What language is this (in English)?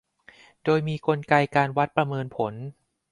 Thai